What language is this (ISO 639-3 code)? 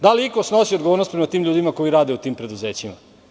srp